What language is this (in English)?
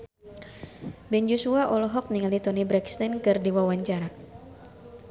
Sundanese